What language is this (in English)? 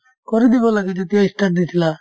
Assamese